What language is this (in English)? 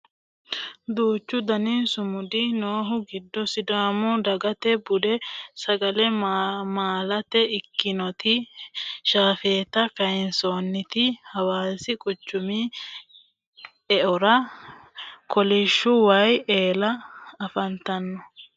Sidamo